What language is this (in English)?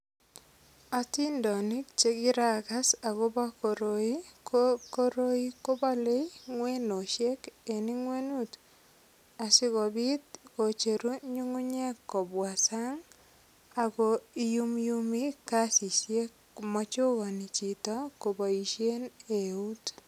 Kalenjin